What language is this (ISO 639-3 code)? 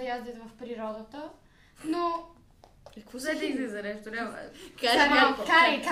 bul